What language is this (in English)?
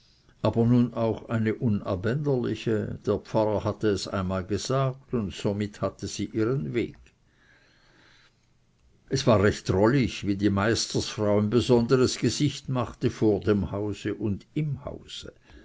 German